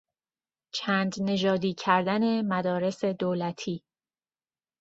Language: Persian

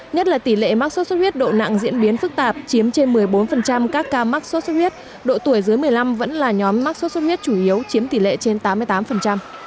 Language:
Vietnamese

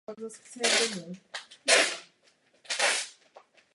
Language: Czech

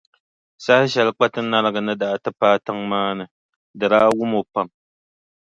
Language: Dagbani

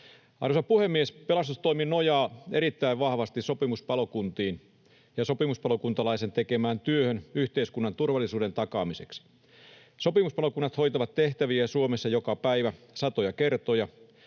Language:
Finnish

